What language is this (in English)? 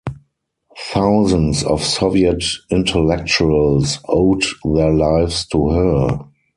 English